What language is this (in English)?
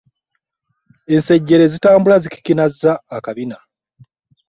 Ganda